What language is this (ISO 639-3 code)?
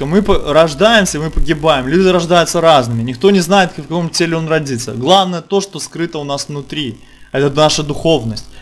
rus